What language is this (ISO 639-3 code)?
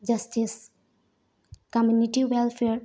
mni